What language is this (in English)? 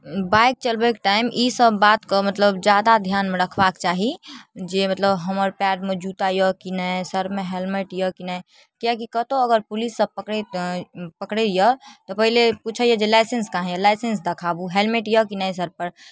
Maithili